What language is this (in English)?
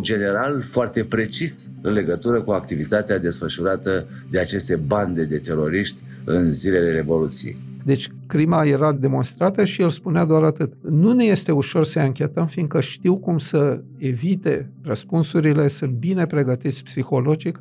Romanian